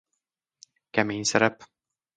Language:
Hungarian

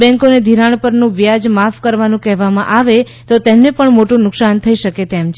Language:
Gujarati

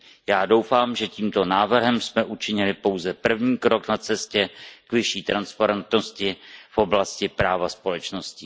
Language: Czech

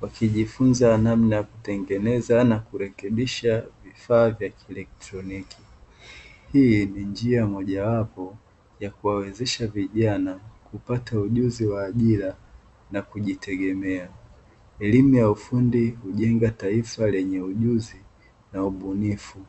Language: Swahili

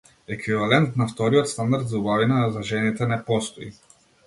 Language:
Macedonian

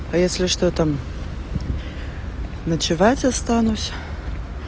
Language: Russian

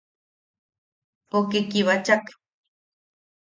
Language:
Yaqui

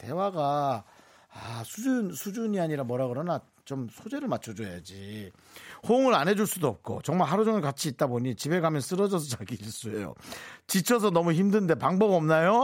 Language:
Korean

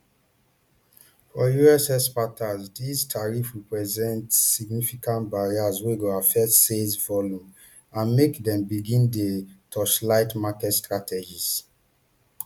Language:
Nigerian Pidgin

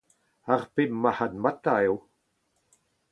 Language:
Breton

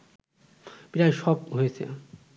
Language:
Bangla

